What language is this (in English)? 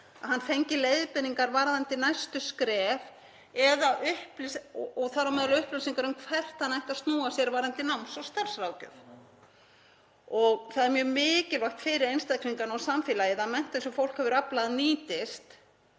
Icelandic